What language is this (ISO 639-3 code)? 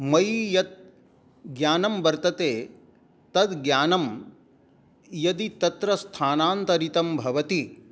san